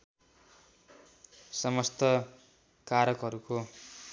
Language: Nepali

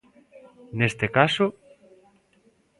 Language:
Galician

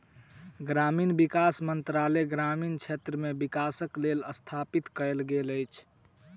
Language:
Maithili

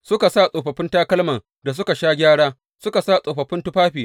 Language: Hausa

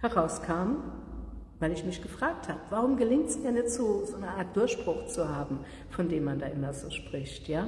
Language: German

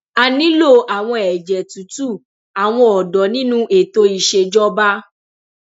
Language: Yoruba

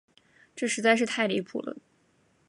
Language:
Chinese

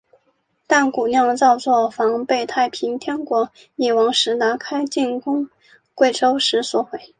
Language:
Chinese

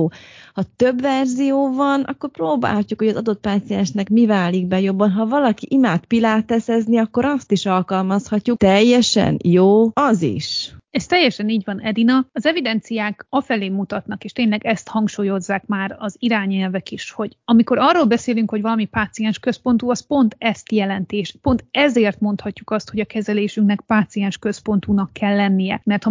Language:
Hungarian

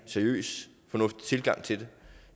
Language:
Danish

